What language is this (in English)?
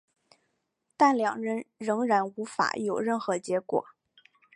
Chinese